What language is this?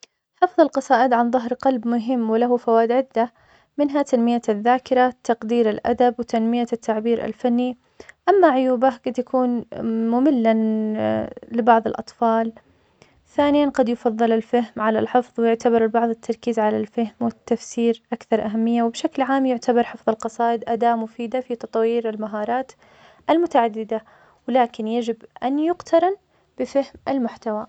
Omani Arabic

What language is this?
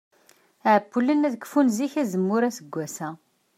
Kabyle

